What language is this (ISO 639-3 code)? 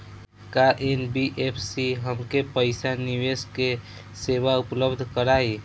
bho